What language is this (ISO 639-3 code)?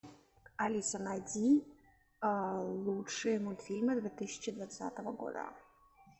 rus